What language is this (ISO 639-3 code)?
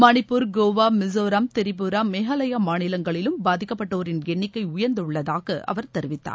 tam